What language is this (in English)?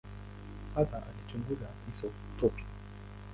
Swahili